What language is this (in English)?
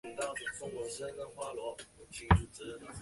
Chinese